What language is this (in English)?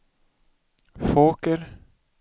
Swedish